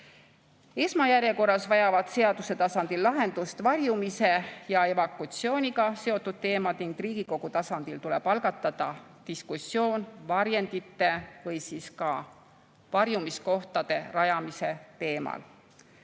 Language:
Estonian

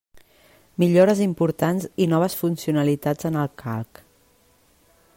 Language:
Catalan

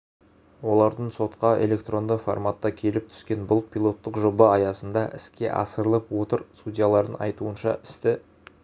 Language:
Kazakh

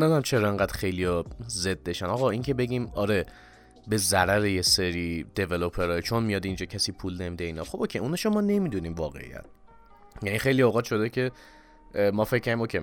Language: Persian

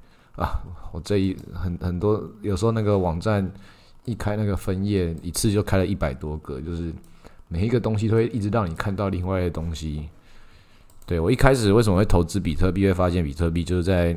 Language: Chinese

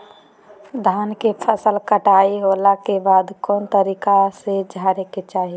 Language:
Magahi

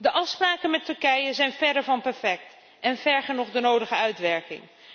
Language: Dutch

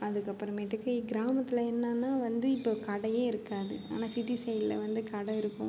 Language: Tamil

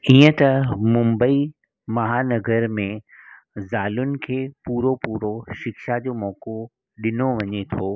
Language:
Sindhi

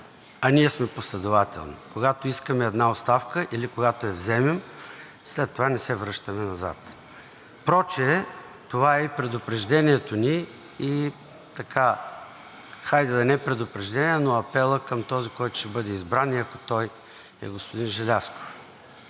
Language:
Bulgarian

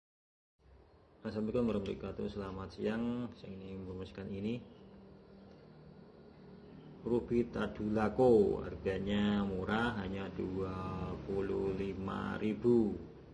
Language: Indonesian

